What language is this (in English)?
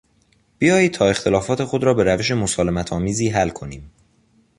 Persian